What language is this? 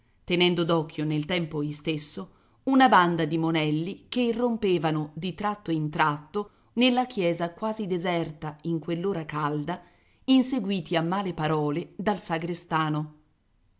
Italian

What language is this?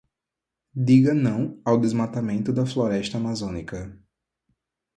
Portuguese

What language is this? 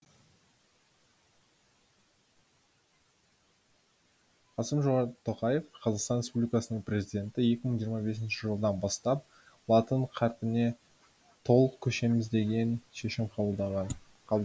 Kazakh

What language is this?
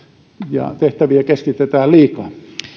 Finnish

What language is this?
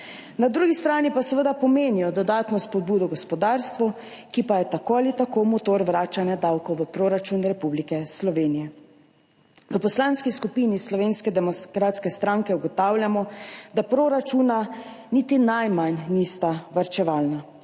Slovenian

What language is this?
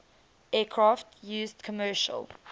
English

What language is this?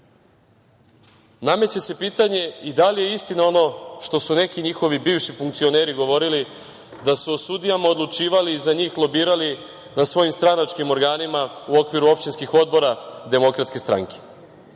Serbian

